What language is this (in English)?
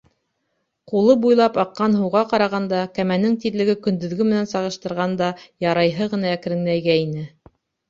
Bashkir